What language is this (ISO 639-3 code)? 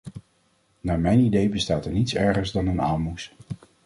nld